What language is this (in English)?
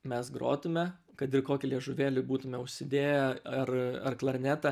Lithuanian